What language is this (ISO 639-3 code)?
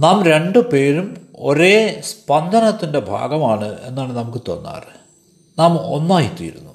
mal